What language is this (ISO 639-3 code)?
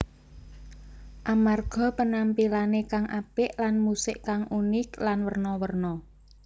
jav